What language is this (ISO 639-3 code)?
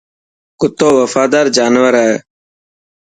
mki